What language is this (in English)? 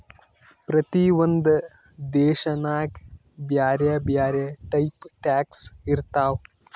Kannada